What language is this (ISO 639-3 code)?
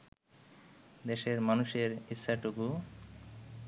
ben